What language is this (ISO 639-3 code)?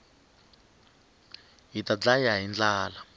tso